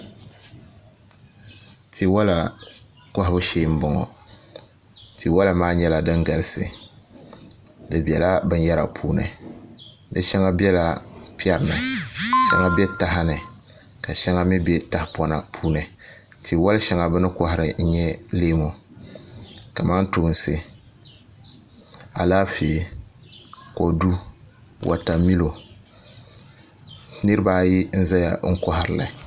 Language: Dagbani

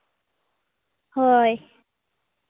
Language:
Santali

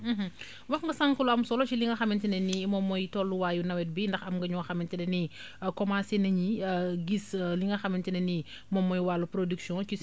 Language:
Wolof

